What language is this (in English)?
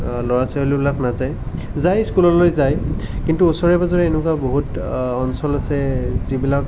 Assamese